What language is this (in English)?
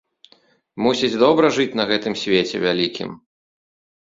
Belarusian